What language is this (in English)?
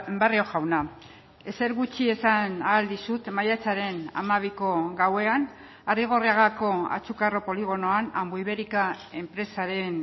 Basque